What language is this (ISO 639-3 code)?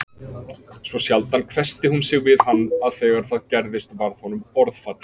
isl